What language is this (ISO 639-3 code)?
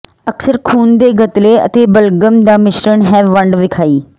pan